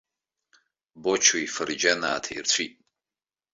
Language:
Abkhazian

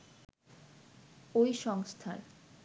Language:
Bangla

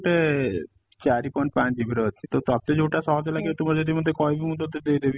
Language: Odia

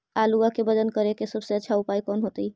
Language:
Magahi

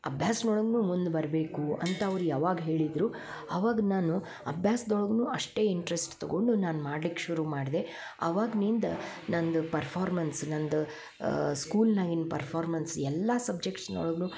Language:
Kannada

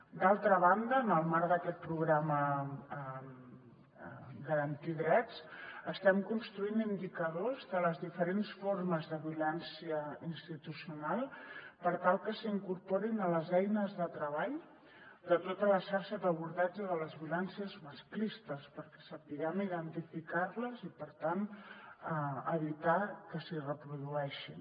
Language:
Catalan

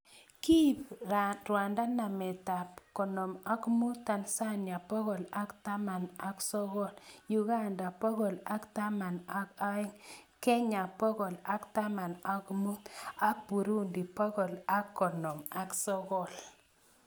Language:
Kalenjin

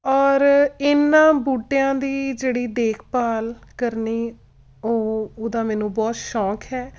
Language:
Punjabi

